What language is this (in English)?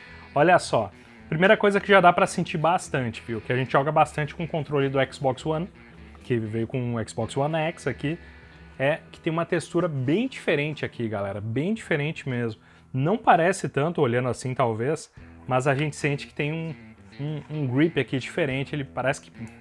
Portuguese